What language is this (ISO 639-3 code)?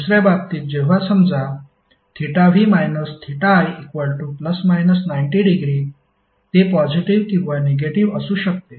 mar